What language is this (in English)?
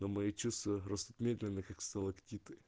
Russian